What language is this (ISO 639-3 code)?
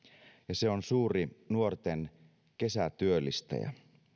fin